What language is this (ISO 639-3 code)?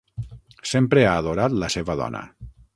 cat